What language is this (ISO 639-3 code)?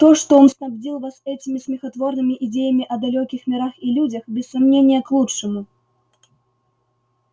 rus